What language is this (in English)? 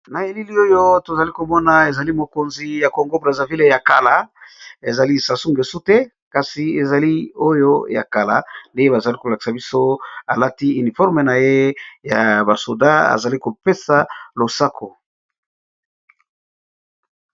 Lingala